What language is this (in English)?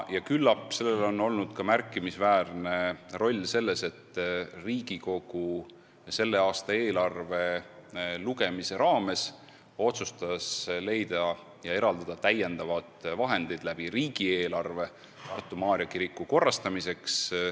Estonian